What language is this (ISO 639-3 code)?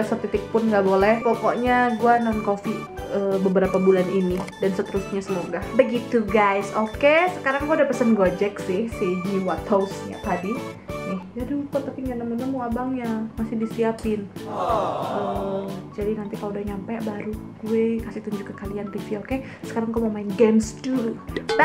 ind